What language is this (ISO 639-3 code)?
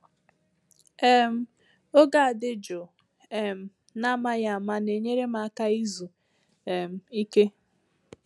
ibo